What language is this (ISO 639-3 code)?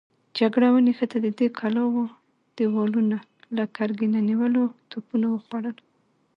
pus